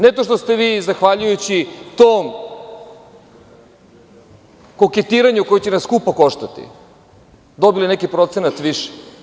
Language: Serbian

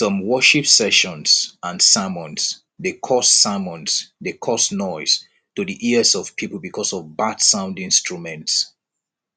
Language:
Nigerian Pidgin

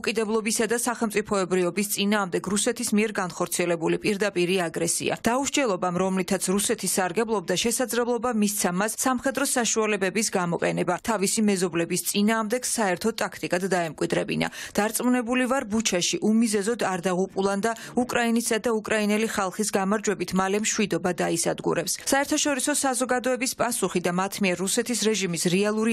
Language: Romanian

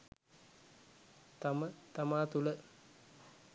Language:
Sinhala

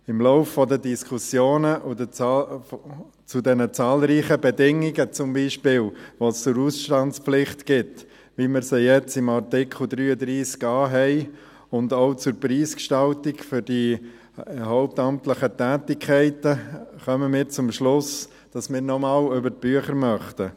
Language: Swiss German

